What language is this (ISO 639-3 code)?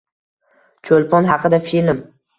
uzb